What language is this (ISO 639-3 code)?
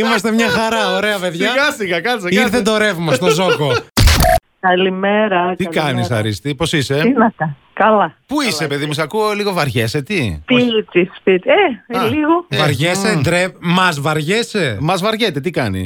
ell